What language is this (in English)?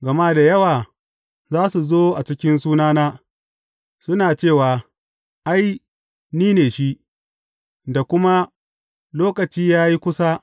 Hausa